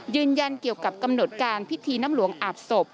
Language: Thai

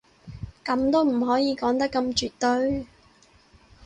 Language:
Cantonese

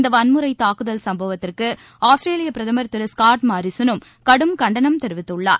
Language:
Tamil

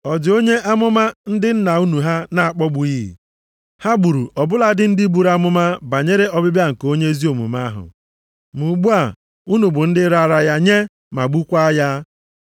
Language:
Igbo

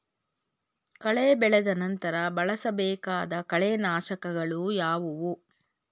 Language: Kannada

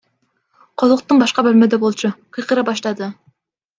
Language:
Kyrgyz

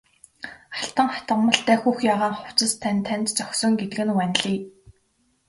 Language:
Mongolian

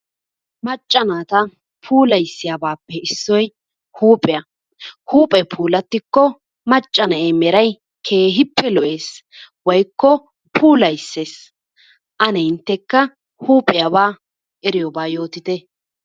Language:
Wolaytta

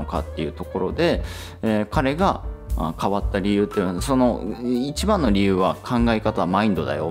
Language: Japanese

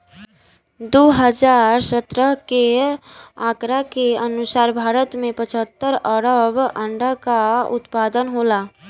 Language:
Bhojpuri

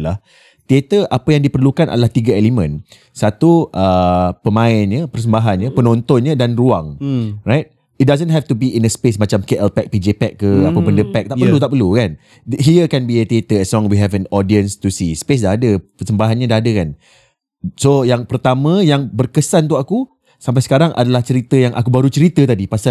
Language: Malay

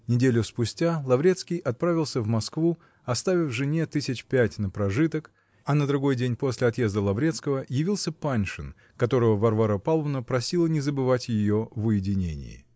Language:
Russian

